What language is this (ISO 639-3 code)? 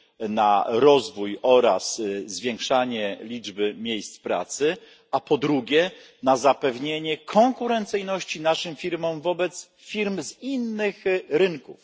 pol